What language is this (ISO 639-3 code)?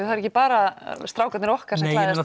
isl